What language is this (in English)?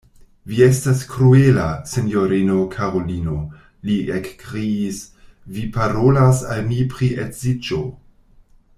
Esperanto